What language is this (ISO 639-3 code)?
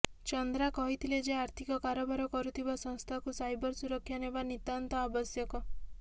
ori